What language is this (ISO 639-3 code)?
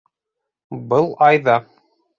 bak